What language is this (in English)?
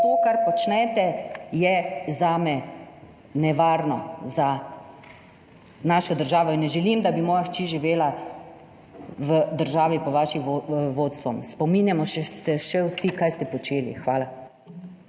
Slovenian